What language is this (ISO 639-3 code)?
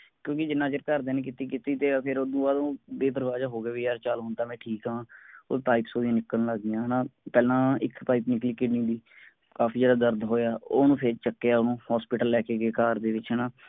pan